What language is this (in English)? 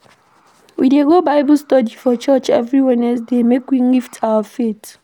Nigerian Pidgin